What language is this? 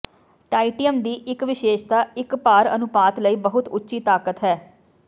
Punjabi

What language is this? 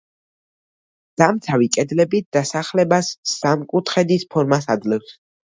Georgian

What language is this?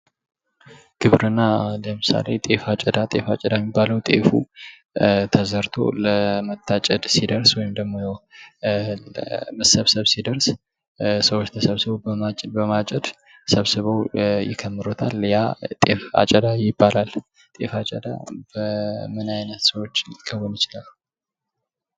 Amharic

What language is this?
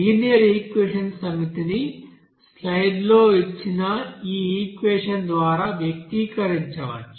Telugu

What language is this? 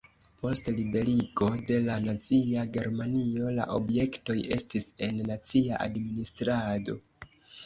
Esperanto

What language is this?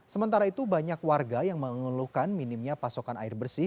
Indonesian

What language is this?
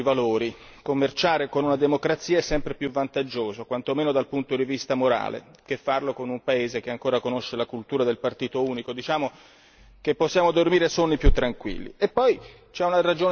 Italian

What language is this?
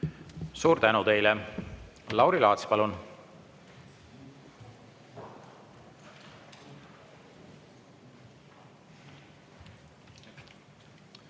Estonian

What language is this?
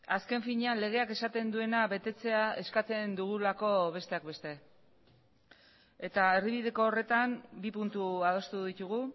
Basque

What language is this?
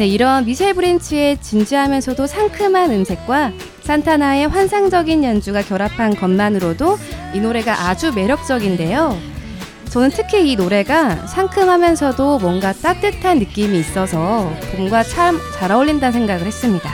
Korean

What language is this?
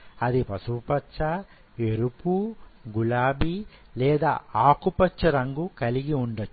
Telugu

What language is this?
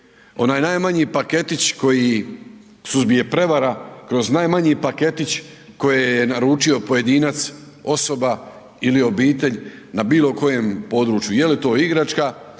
Croatian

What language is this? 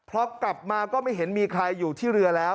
Thai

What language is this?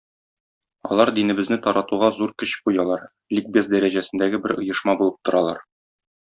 Tatar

